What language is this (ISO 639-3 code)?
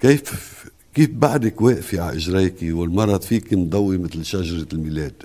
ara